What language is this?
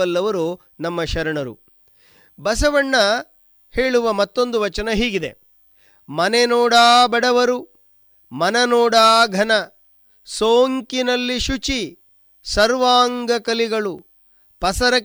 Kannada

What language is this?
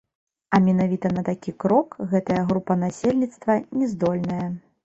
Belarusian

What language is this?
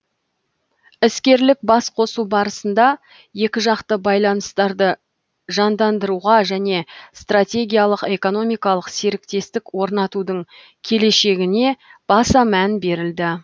Kazakh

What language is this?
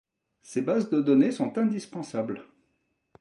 French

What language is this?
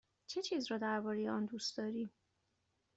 Persian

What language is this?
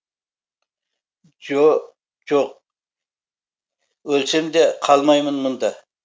Kazakh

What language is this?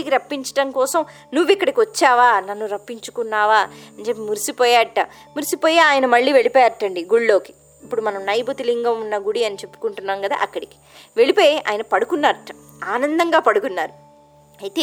Telugu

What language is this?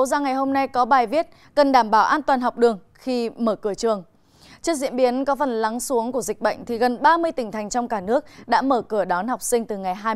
Vietnamese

